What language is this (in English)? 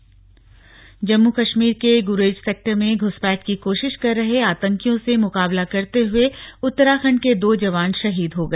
Hindi